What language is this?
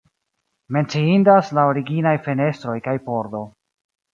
Esperanto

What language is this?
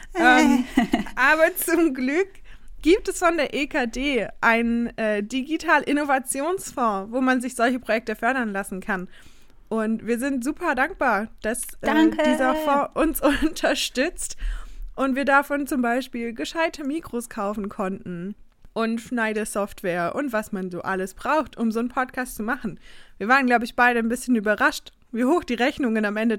German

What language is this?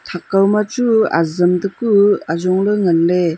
Wancho Naga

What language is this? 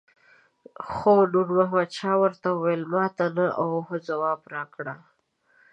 Pashto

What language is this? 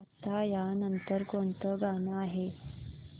Marathi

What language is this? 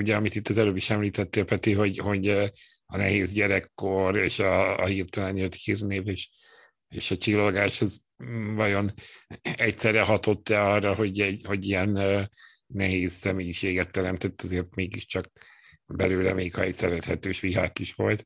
Hungarian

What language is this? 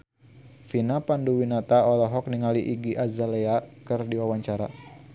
Sundanese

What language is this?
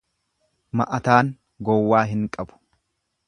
Oromo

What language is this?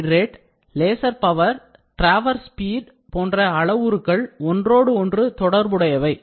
Tamil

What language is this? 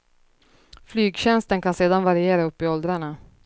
Swedish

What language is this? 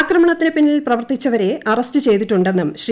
Malayalam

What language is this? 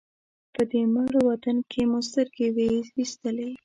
Pashto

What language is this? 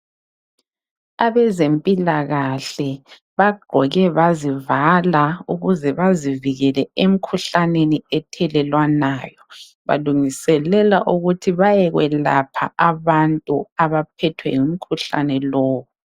North Ndebele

